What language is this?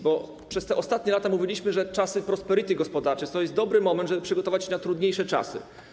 Polish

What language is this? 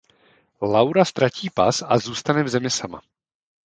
Czech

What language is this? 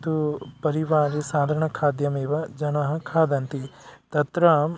Sanskrit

